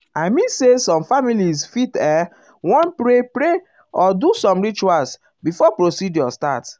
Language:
Nigerian Pidgin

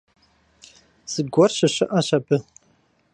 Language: Kabardian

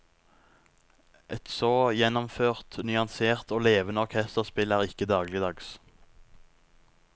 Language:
Norwegian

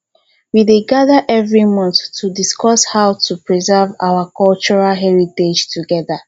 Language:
Nigerian Pidgin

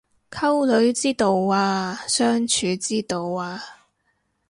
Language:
Cantonese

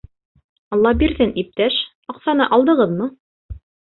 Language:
Bashkir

